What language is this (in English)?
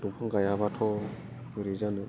Bodo